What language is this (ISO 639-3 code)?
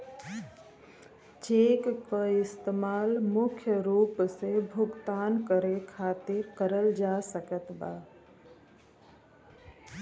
bho